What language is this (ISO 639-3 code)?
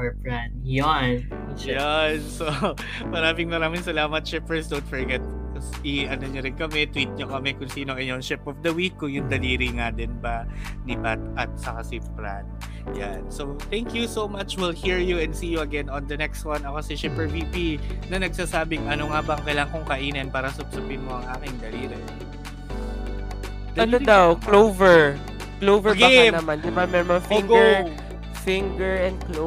fil